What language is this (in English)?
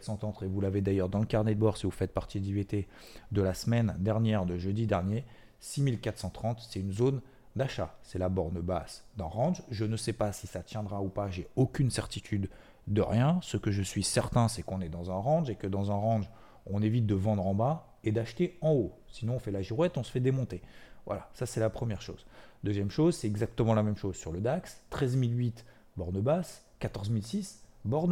French